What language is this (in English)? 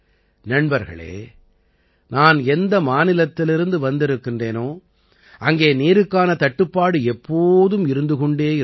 Tamil